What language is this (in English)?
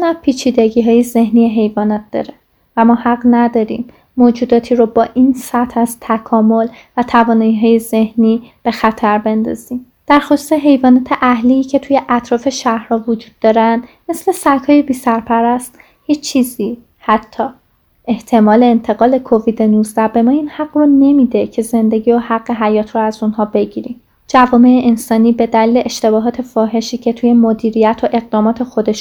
Persian